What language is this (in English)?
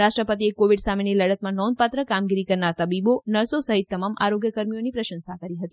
Gujarati